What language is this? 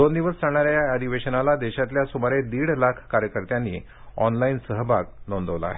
Marathi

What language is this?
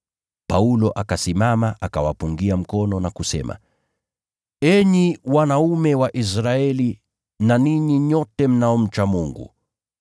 Swahili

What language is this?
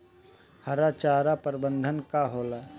Bhojpuri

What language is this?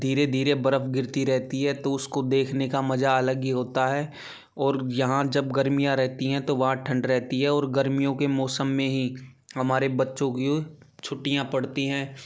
Hindi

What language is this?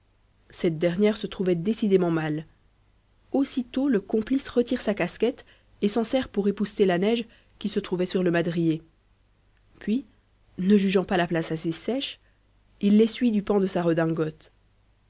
French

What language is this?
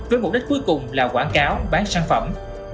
Vietnamese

